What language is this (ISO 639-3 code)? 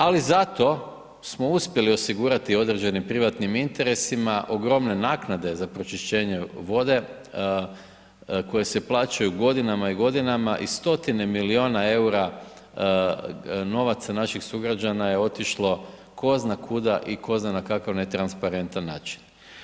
hrv